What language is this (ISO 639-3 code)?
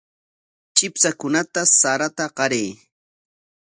qwa